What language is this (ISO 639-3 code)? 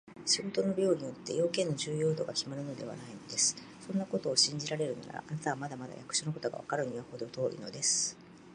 jpn